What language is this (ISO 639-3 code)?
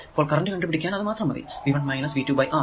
mal